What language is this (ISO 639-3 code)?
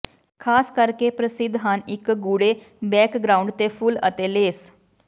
pan